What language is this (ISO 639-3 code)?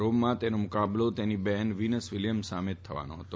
guj